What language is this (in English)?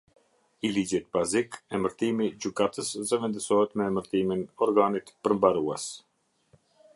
Albanian